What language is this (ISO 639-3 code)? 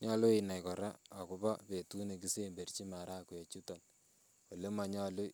kln